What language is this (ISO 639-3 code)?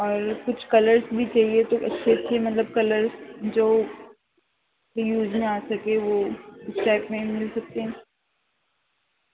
urd